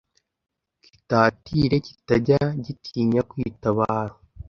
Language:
Kinyarwanda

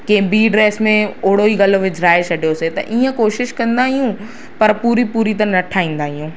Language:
Sindhi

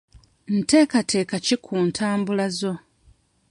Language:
Ganda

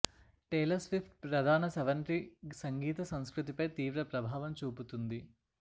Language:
Telugu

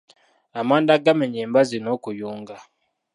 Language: Ganda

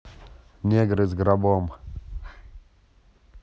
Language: Russian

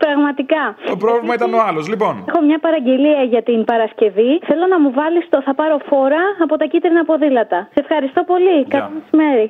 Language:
Greek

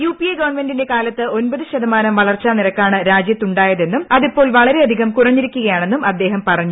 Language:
Malayalam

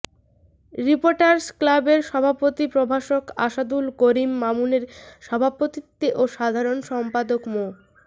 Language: Bangla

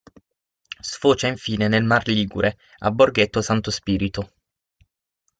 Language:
Italian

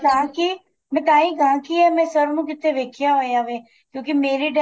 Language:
Punjabi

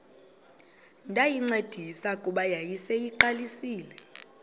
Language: Xhosa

